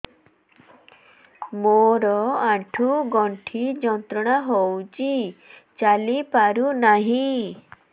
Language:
Odia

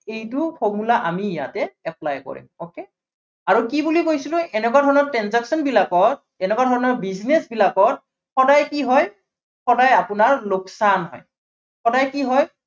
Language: Assamese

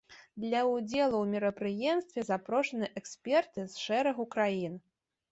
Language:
Belarusian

